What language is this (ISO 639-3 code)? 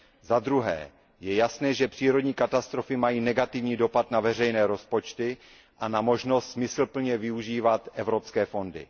ces